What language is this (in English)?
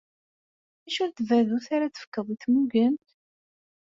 Kabyle